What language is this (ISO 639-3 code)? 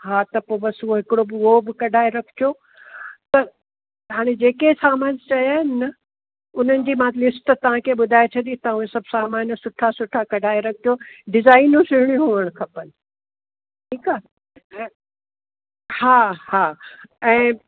snd